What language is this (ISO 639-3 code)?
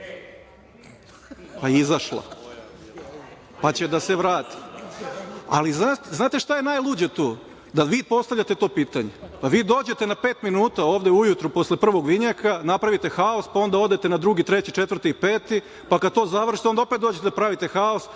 srp